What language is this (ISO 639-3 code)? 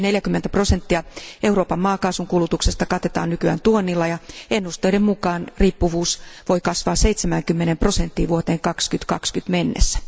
fin